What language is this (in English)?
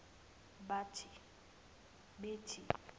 Zulu